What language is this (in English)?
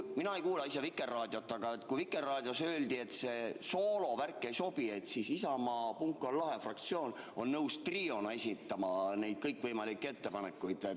Estonian